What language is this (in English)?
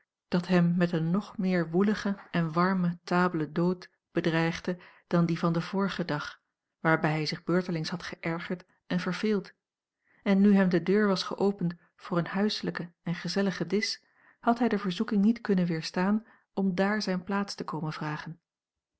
Dutch